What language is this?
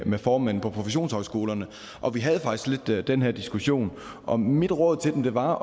Danish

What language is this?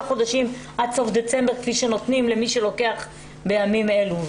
Hebrew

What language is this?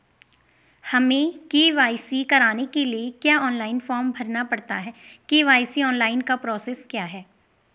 Hindi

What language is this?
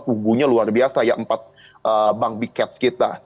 Indonesian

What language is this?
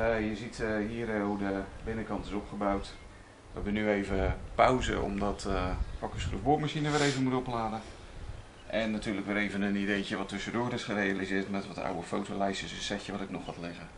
Dutch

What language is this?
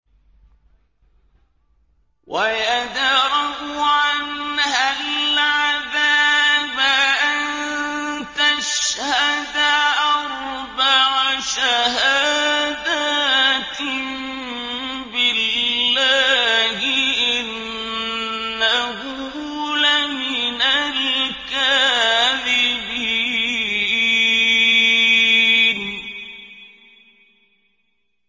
Arabic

